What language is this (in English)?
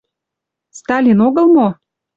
Mari